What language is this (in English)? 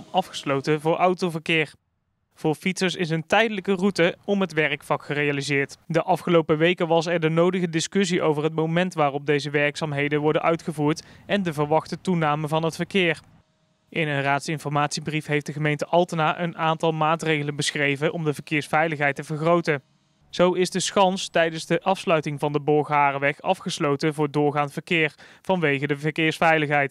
Dutch